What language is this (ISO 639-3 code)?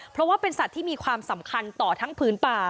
tha